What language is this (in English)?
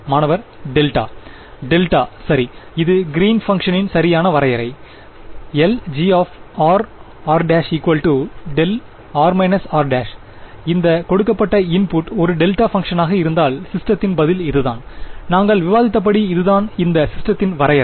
Tamil